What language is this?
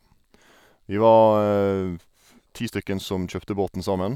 Norwegian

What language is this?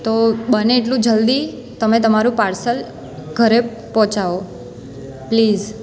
Gujarati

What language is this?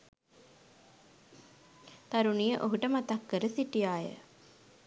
Sinhala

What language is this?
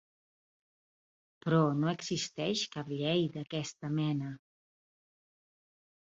Catalan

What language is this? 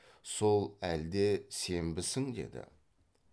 Kazakh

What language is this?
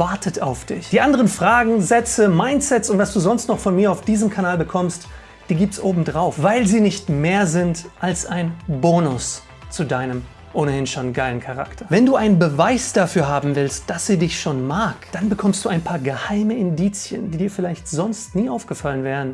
German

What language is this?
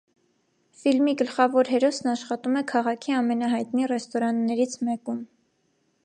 Armenian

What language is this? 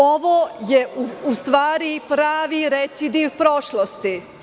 Serbian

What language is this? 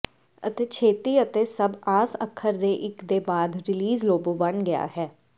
Punjabi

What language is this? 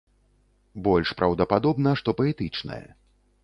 Belarusian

